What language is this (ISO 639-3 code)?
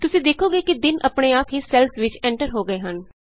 pan